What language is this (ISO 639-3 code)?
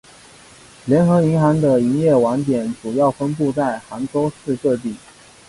zho